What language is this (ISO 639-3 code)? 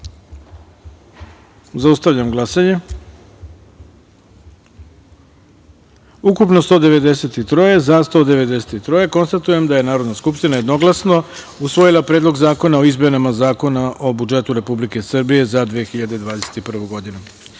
srp